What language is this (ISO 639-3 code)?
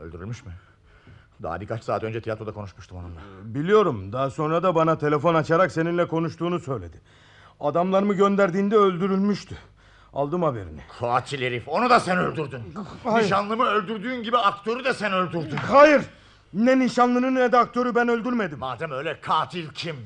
tur